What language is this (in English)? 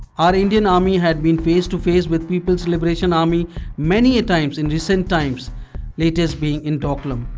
English